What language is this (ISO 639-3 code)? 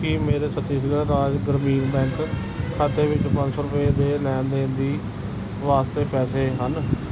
pan